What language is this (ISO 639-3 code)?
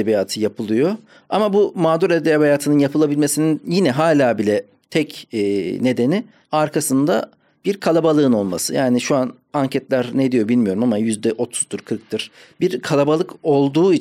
tur